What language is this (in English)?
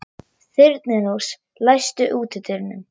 Icelandic